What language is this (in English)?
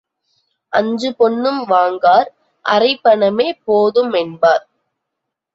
Tamil